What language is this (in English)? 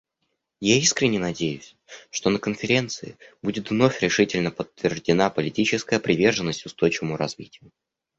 Russian